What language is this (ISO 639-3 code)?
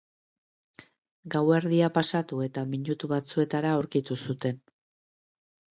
eus